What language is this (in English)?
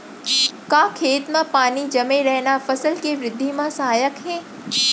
Chhattisgarhi